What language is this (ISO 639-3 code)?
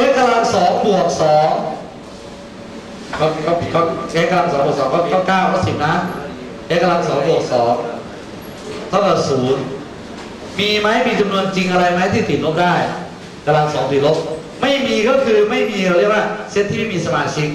tha